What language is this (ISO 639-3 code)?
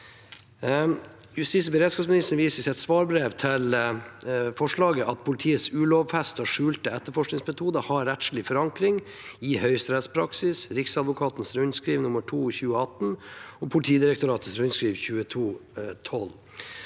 nor